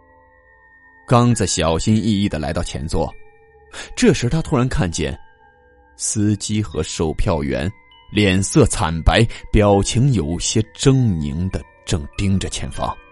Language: Chinese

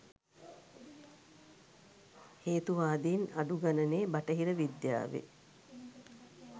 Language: Sinhala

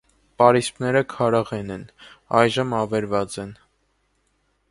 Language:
Armenian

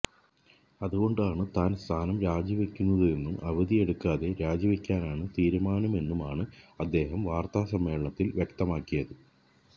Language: Malayalam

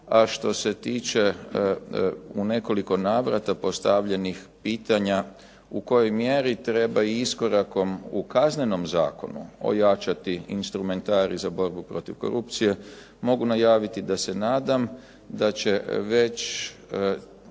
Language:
Croatian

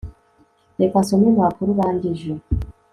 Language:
Kinyarwanda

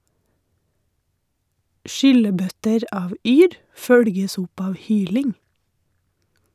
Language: Norwegian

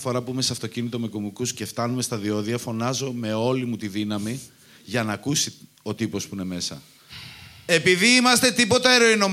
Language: Greek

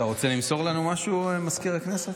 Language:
Hebrew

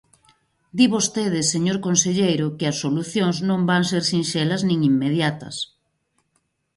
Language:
Galician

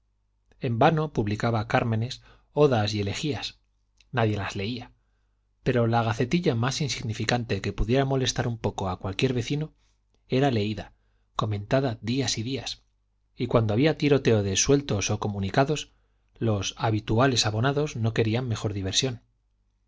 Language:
Spanish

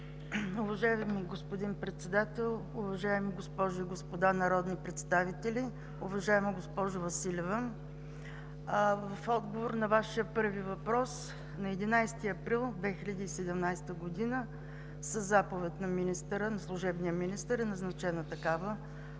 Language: Bulgarian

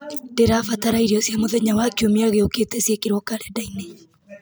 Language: Kikuyu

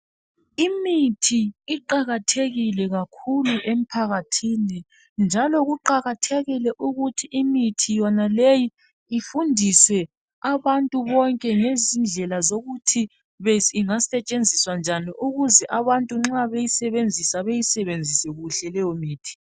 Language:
North Ndebele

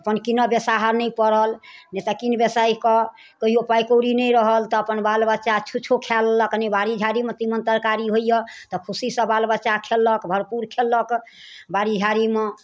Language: Maithili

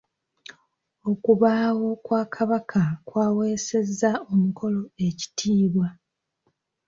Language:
Ganda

